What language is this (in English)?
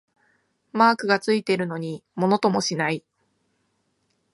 Japanese